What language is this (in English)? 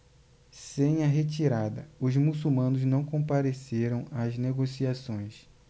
Portuguese